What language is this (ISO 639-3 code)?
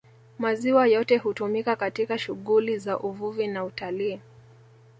swa